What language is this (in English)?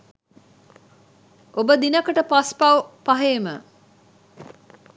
Sinhala